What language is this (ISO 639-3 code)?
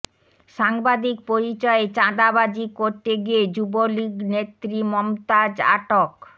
ben